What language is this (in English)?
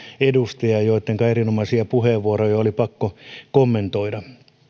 Finnish